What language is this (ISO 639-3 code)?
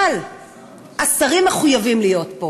heb